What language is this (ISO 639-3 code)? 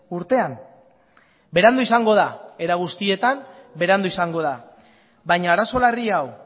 eus